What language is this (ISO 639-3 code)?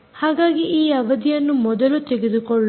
kan